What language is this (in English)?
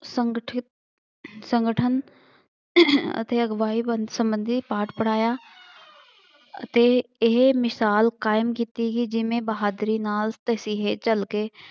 Punjabi